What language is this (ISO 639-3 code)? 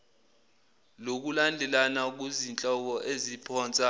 zul